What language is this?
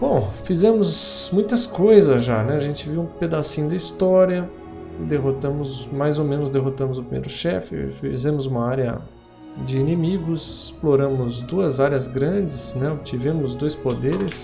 Portuguese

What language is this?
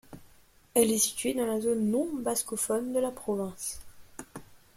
French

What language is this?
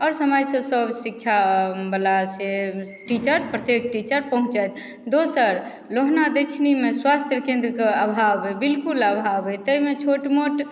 Maithili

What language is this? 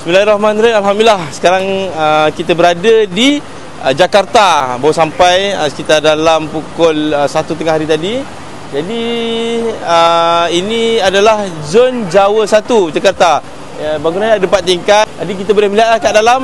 Malay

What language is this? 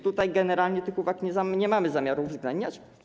Polish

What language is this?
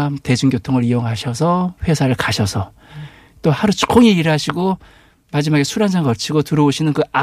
Korean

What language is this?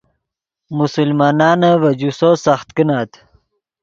Yidgha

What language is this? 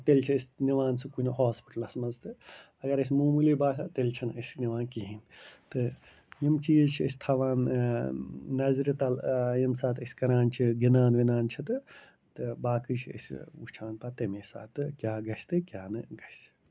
Kashmiri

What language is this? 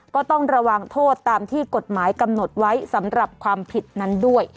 Thai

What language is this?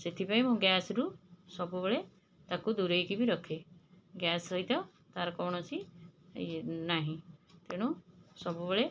Odia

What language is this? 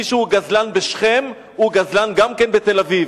Hebrew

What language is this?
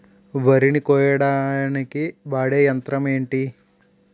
Telugu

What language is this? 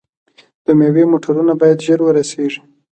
Pashto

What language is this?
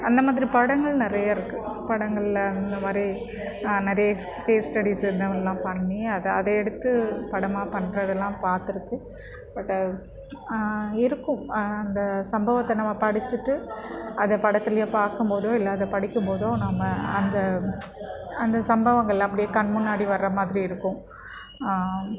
Tamil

